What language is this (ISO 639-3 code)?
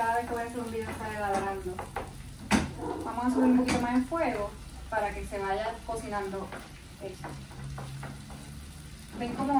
spa